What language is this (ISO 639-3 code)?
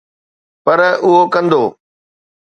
snd